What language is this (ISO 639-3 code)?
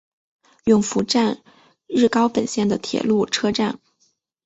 zho